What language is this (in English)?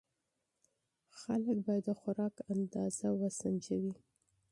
Pashto